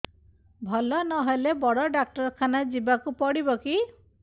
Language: Odia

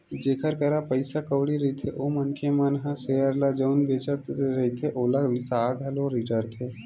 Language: Chhattisgarhi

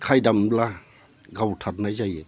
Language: Bodo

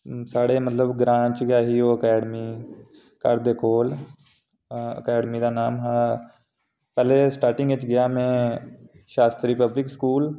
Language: Dogri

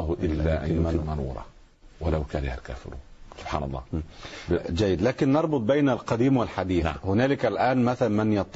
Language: Arabic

